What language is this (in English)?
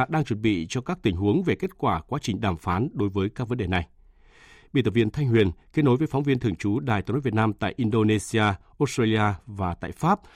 Vietnamese